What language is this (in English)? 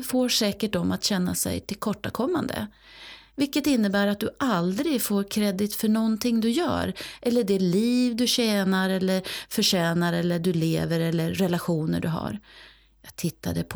Swedish